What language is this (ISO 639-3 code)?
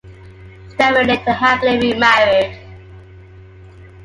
eng